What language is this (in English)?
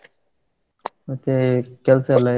Kannada